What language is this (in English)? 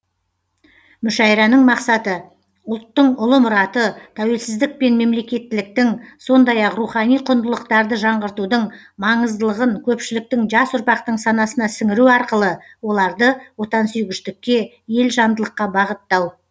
Kazakh